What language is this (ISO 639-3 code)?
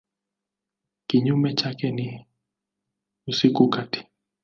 swa